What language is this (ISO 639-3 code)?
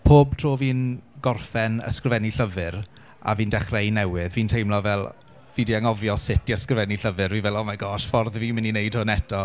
cym